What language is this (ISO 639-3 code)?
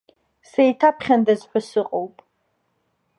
abk